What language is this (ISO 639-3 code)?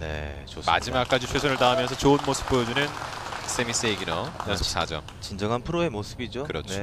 kor